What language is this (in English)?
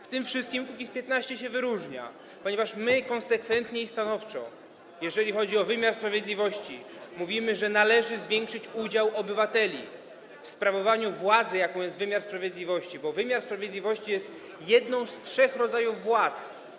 Polish